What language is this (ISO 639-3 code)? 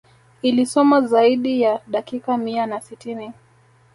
swa